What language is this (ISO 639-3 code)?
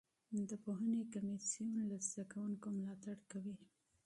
pus